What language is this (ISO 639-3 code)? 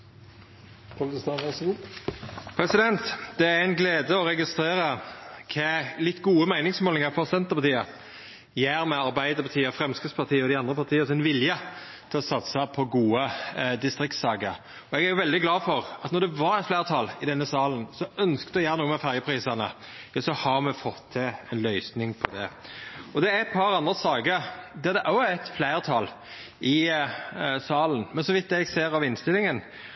nno